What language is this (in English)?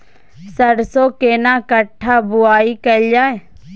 Maithili